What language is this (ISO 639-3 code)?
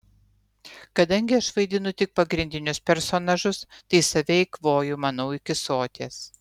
lit